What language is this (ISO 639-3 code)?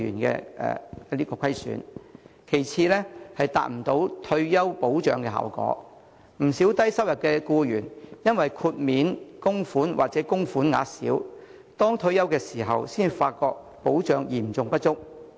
yue